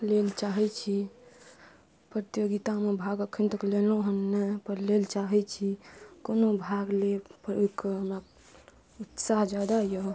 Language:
Maithili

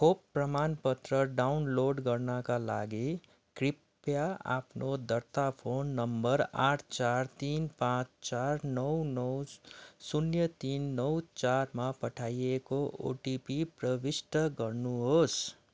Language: Nepali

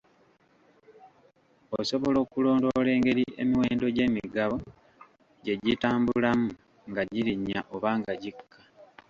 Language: Ganda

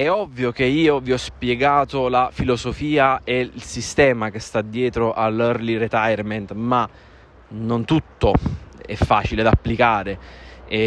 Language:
Italian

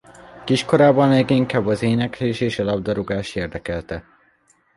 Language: Hungarian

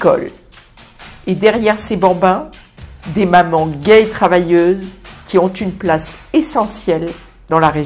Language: French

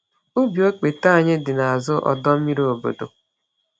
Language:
Igbo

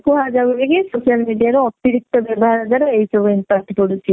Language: Odia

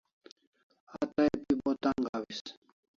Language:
Kalasha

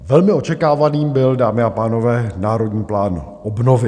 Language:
Czech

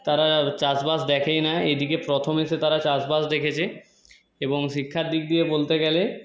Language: Bangla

